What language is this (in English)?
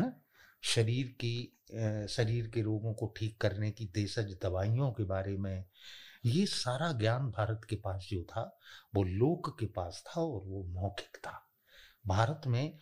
Hindi